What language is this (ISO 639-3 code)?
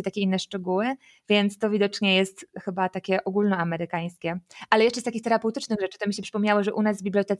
pol